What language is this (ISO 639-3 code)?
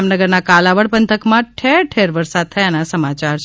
guj